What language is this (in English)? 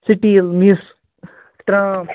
Kashmiri